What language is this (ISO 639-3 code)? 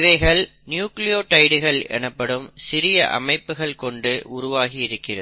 tam